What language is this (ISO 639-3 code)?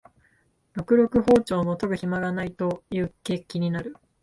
jpn